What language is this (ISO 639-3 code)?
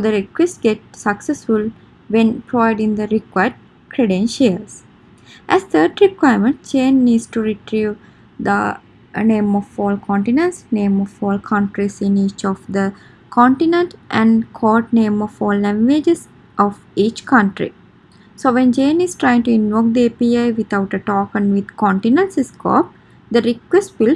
eng